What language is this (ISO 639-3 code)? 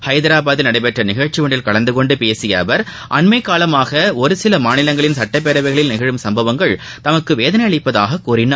tam